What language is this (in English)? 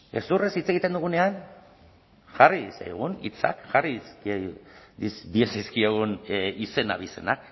Basque